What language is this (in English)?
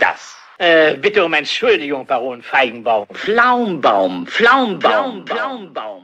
German